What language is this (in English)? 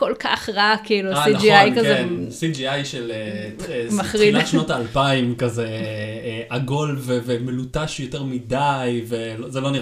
Hebrew